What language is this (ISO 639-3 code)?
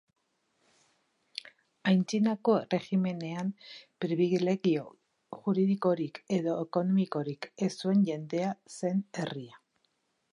eus